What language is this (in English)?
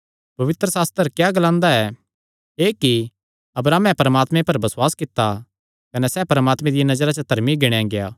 Kangri